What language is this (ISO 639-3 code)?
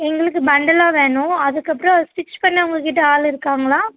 tam